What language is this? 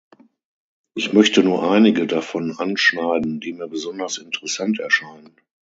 German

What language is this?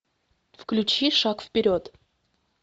Russian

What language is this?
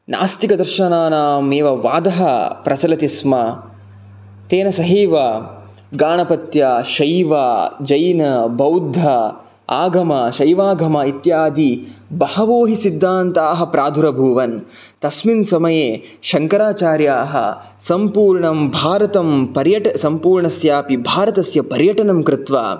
Sanskrit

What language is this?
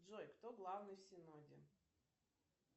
Russian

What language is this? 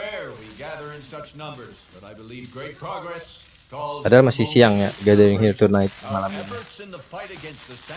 Indonesian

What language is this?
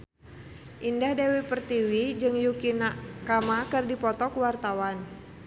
Sundanese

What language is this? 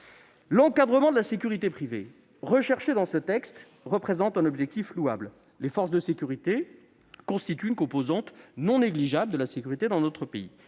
French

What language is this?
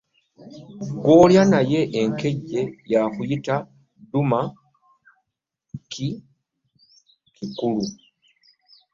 Ganda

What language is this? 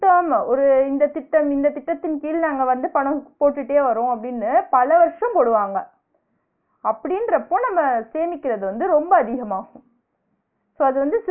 Tamil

